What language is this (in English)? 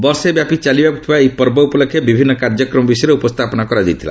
Odia